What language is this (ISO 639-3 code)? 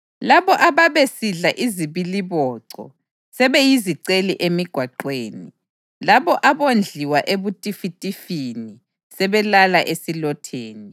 nde